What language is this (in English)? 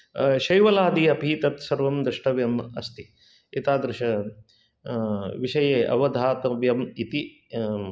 Sanskrit